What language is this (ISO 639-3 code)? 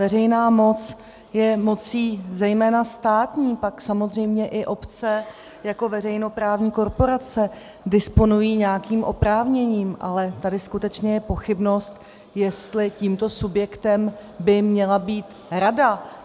ces